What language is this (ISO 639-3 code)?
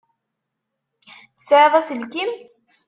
kab